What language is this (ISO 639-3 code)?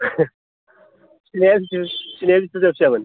brx